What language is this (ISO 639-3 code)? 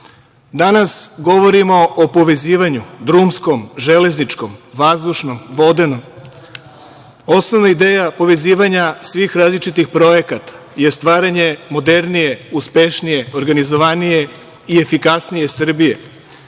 srp